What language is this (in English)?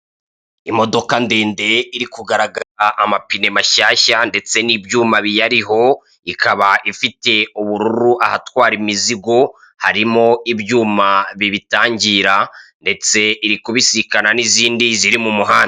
Kinyarwanda